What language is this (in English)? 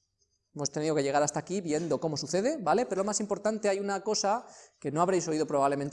Spanish